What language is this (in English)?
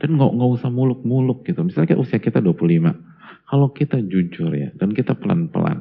Indonesian